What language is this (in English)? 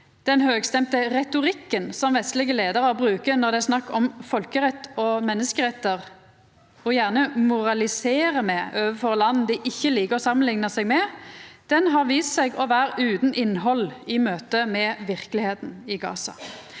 Norwegian